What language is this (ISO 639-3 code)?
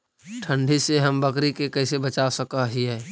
mag